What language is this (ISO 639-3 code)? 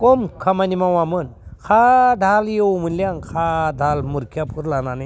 brx